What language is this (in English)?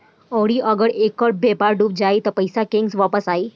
Bhojpuri